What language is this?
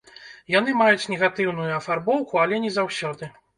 Belarusian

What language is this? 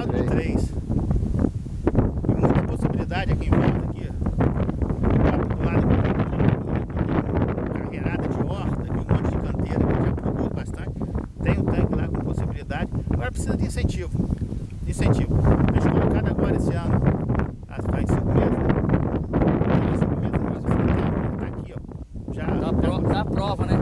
Portuguese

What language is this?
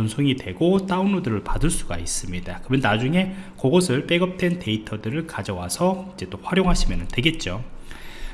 Korean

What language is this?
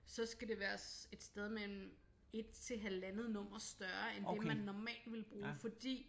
Danish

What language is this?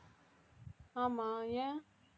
Tamil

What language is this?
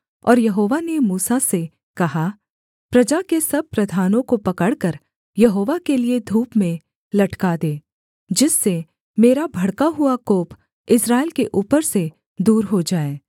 Hindi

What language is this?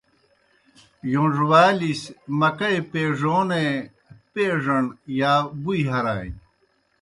Kohistani Shina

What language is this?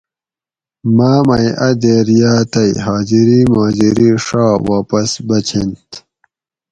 Gawri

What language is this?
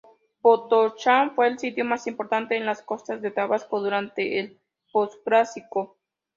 Spanish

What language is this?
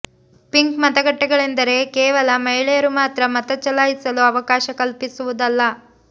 Kannada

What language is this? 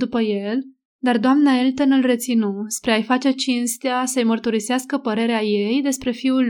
Romanian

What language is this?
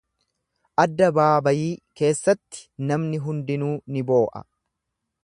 Oromo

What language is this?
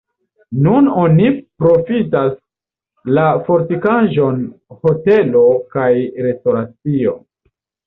Esperanto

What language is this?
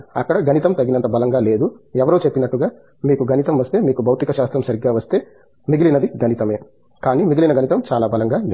Telugu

